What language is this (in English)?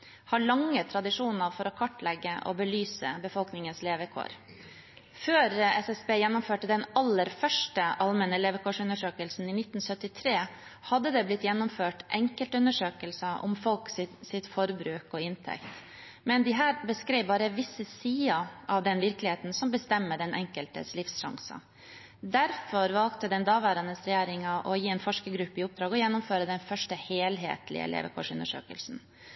Norwegian Bokmål